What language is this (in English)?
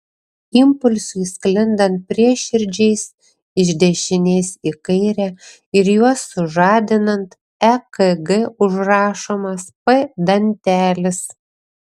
Lithuanian